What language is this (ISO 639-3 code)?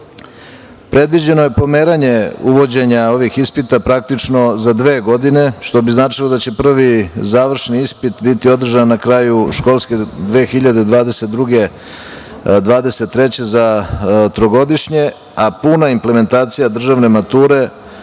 srp